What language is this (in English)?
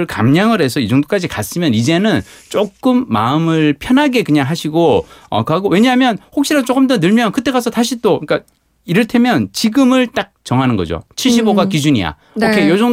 Korean